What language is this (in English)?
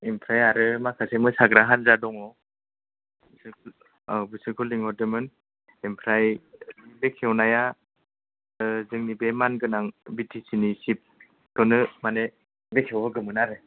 Bodo